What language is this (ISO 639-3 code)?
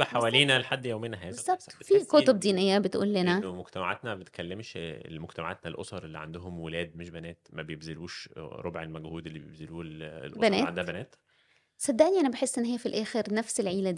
ara